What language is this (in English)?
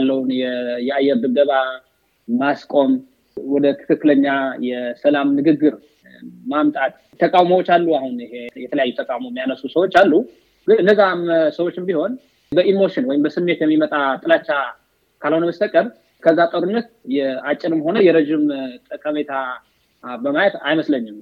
Amharic